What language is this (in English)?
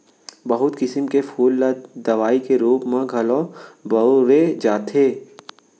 Chhattisgarhi